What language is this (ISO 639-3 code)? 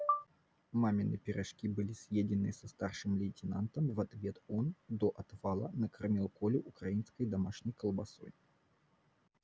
rus